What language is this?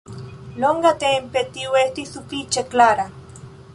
Esperanto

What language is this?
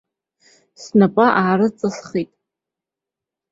Abkhazian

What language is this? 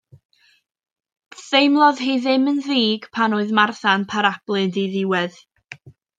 Welsh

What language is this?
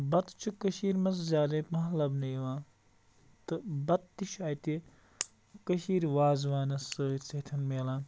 Kashmiri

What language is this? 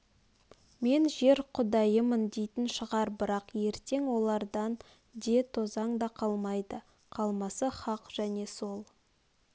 Kazakh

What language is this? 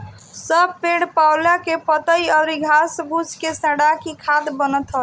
Bhojpuri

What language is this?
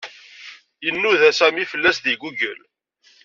Kabyle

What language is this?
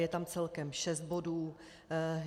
Czech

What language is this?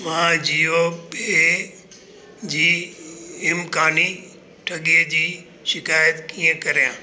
Sindhi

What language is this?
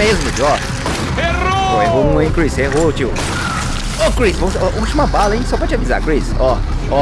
Portuguese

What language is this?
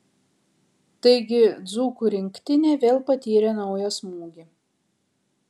Lithuanian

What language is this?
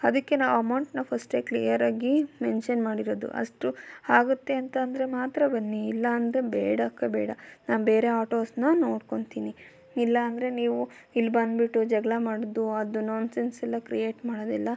Kannada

